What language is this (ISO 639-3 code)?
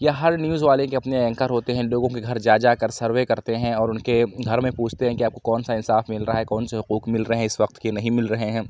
urd